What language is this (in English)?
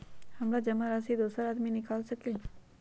Magahi